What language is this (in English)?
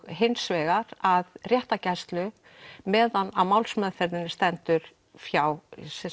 Icelandic